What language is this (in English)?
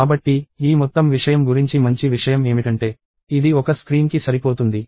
Telugu